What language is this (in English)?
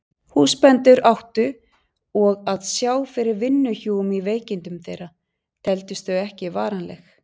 Icelandic